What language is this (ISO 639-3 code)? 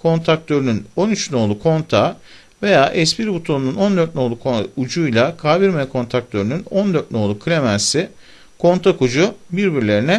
tur